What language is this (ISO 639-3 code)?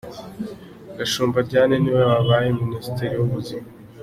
kin